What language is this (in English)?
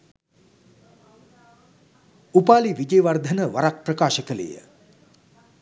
Sinhala